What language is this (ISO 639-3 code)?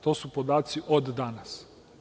srp